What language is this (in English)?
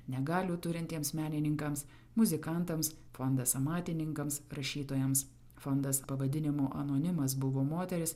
Lithuanian